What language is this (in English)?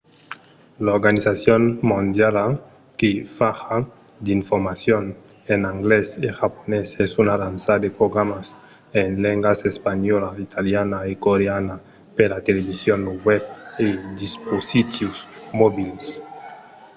Occitan